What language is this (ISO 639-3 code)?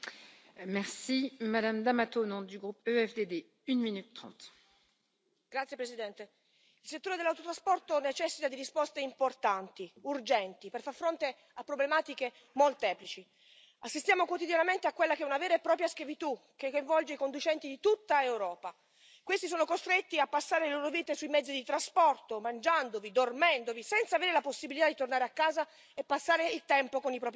ita